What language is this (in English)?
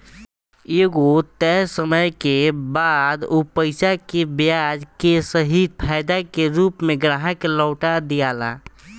Bhojpuri